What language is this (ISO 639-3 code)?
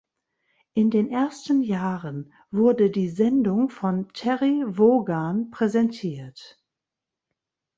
deu